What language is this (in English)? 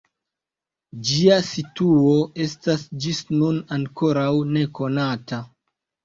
Esperanto